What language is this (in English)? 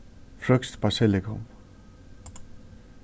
Faroese